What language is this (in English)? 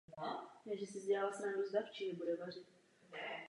Czech